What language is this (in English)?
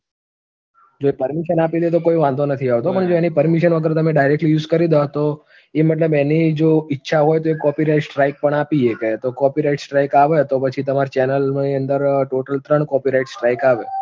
Gujarati